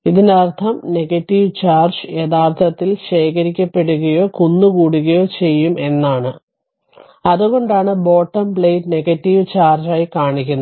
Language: Malayalam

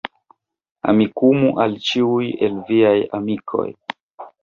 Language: Esperanto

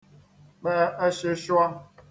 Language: Igbo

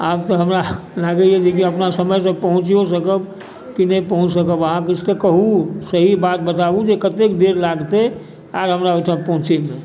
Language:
Maithili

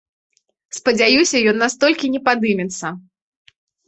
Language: Belarusian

